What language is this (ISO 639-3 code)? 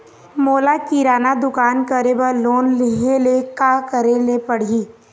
hne